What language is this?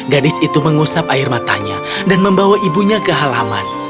Indonesian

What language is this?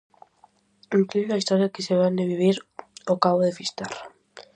Galician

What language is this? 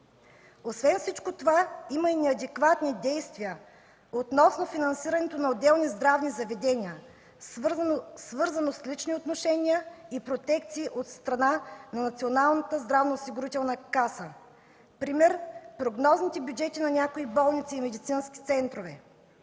Bulgarian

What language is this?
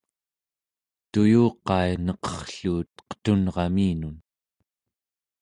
Central Yupik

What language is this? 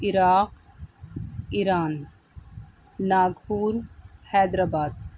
Urdu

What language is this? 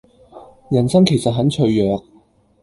Cantonese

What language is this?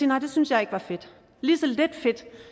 Danish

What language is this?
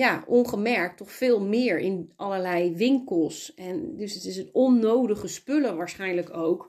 Dutch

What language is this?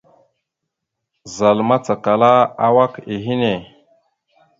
Mada (Cameroon)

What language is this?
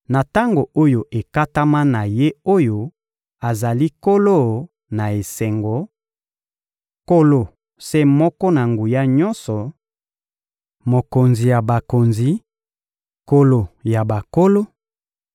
Lingala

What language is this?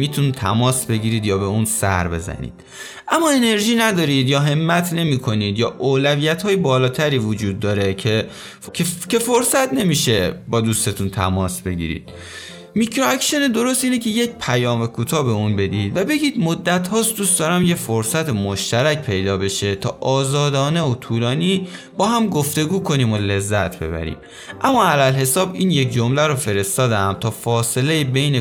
Persian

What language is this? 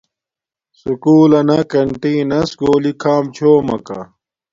Domaaki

